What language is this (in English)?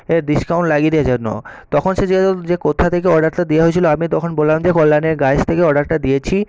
Bangla